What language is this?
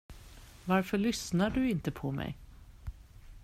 Swedish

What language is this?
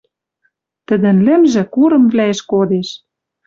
Western Mari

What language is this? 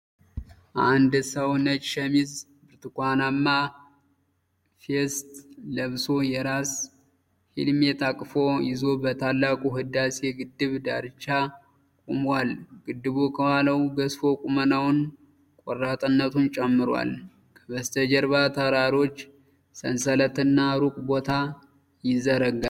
Amharic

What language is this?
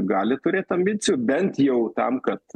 Lithuanian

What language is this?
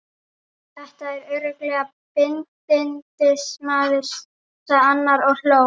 Icelandic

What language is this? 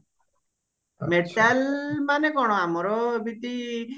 Odia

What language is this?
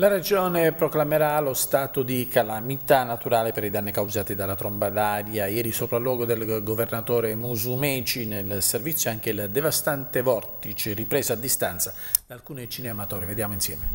Italian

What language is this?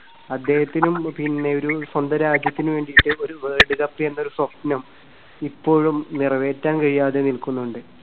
Malayalam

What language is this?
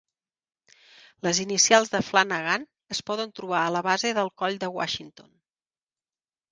Catalan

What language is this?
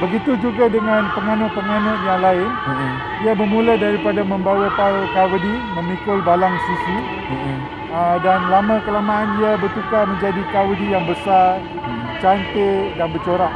Malay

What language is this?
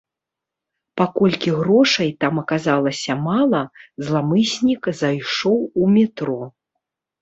Belarusian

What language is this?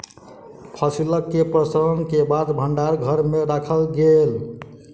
Maithili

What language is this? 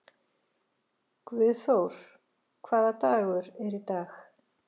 Icelandic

